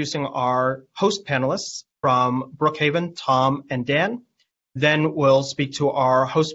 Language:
English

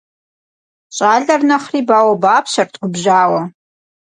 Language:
Kabardian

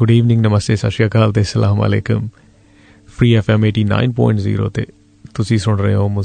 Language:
Hindi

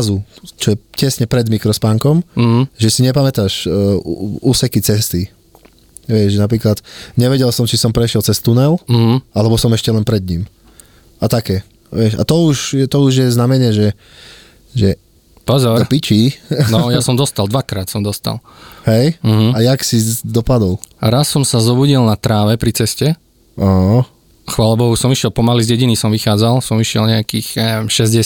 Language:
Slovak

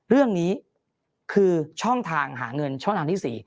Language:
Thai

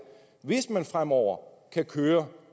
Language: Danish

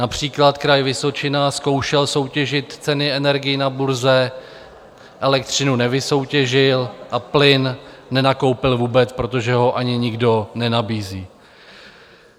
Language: Czech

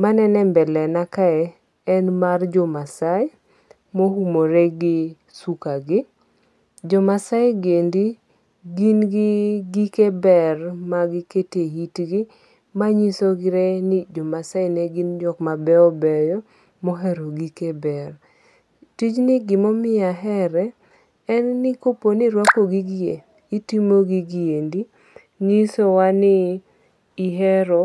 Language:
Luo (Kenya and Tanzania)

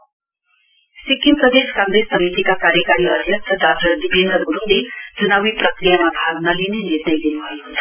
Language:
Nepali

